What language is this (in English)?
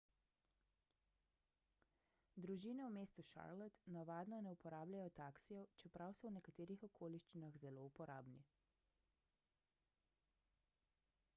Slovenian